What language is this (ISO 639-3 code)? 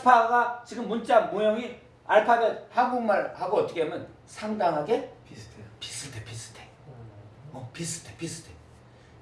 kor